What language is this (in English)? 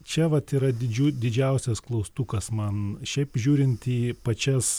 Lithuanian